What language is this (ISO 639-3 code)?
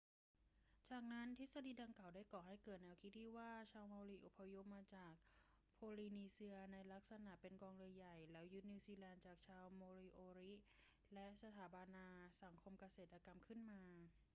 tha